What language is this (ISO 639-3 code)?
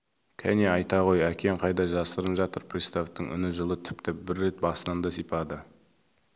kaz